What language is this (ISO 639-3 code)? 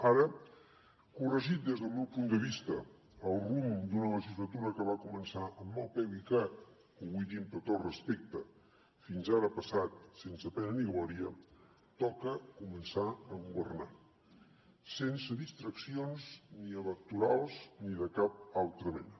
cat